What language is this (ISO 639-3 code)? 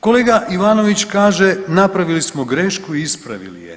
hrv